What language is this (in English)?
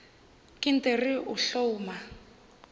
Northern Sotho